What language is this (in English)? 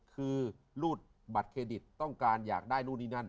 Thai